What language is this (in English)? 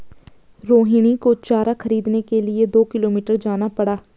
Hindi